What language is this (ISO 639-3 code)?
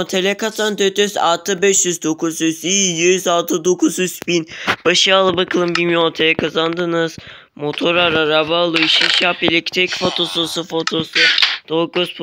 tur